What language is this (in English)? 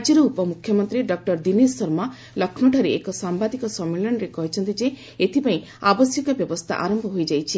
Odia